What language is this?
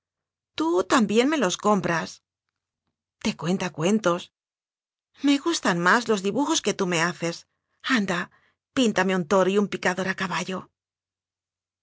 Spanish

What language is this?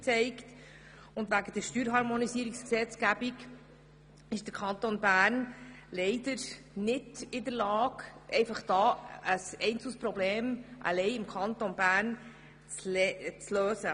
Swiss German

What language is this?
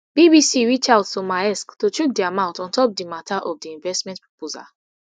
Nigerian Pidgin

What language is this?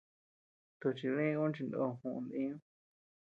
Tepeuxila Cuicatec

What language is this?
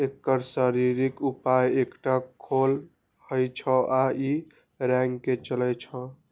Maithili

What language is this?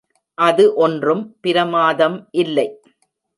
Tamil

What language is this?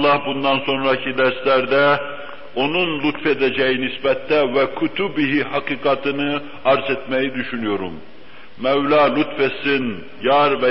Turkish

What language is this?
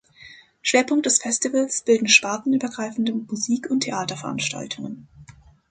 German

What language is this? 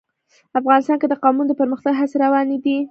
Pashto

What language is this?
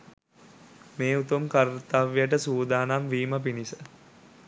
Sinhala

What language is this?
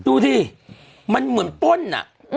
Thai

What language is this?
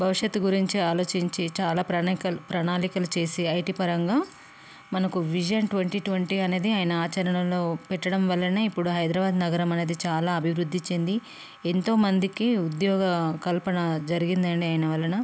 Telugu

